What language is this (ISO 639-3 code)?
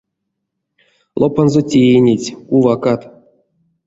myv